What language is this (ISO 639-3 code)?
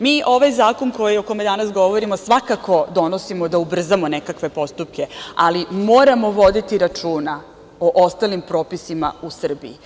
srp